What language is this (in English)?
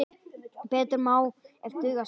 Icelandic